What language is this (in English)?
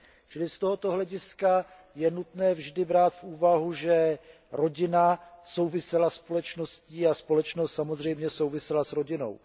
Czech